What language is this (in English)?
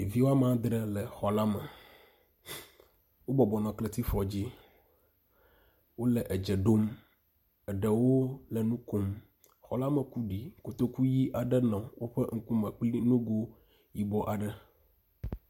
Ewe